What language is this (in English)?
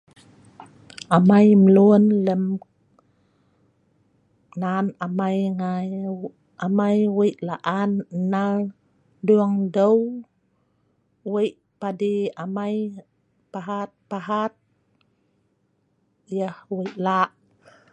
Sa'ban